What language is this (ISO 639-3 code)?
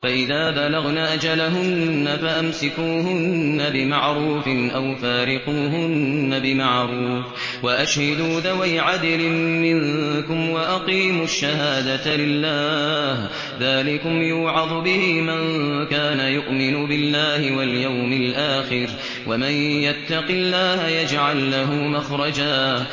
ara